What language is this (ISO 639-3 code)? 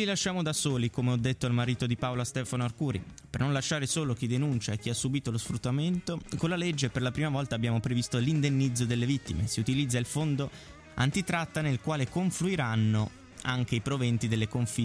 ita